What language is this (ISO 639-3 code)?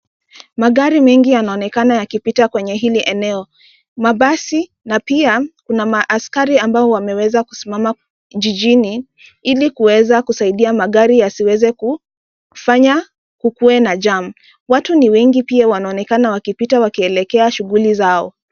swa